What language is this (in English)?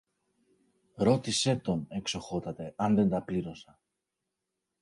Greek